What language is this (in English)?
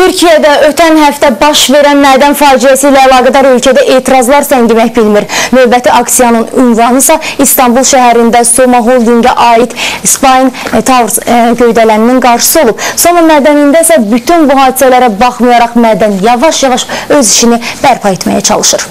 Turkish